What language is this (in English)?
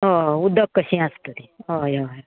Konkani